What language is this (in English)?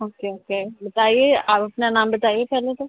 Urdu